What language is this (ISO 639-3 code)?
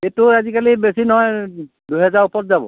asm